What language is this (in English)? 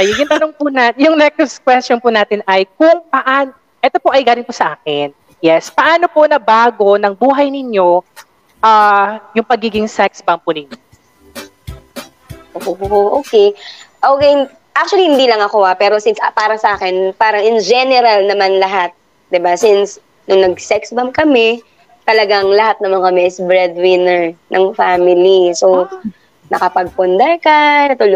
Filipino